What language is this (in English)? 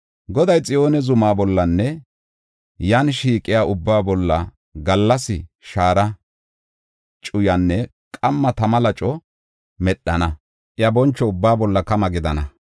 Gofa